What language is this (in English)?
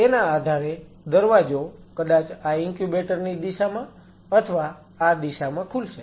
Gujarati